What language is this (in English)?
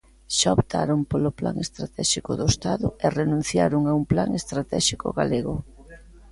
Galician